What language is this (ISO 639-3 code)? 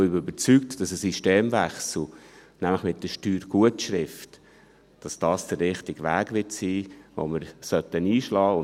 gsw